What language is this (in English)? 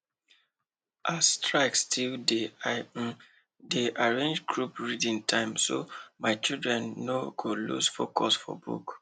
Nigerian Pidgin